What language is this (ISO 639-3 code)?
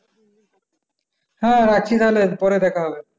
ben